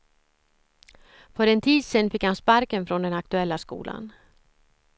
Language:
Swedish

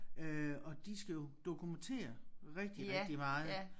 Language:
Danish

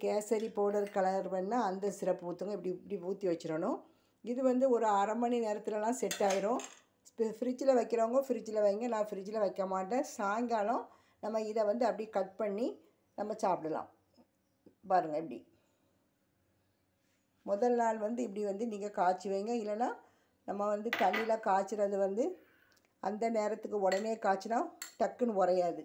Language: Arabic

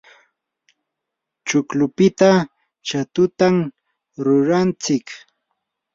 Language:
Yanahuanca Pasco Quechua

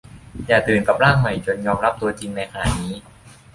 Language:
Thai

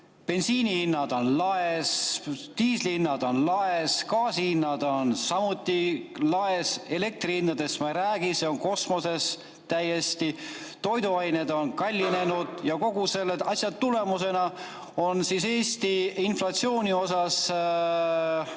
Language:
Estonian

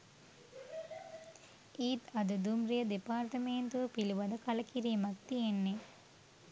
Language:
Sinhala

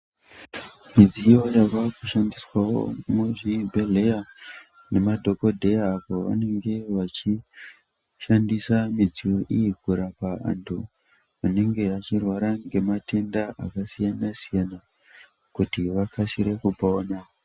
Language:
Ndau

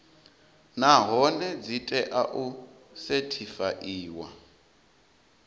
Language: Venda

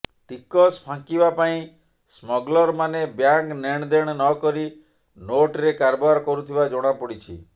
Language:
Odia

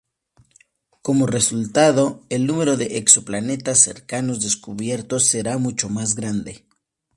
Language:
Spanish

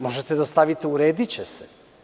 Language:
Serbian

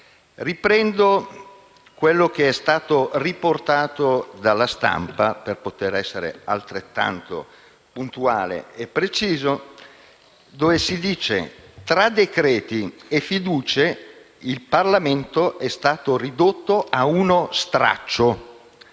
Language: Italian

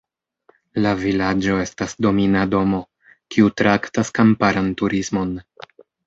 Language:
Esperanto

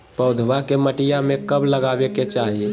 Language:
Magahi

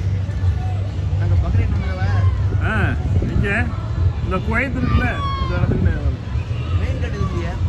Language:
Arabic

